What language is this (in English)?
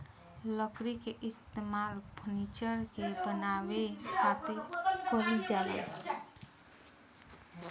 Bhojpuri